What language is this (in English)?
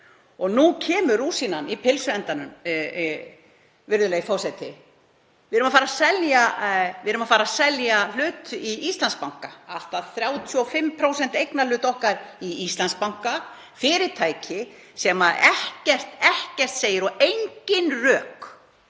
Icelandic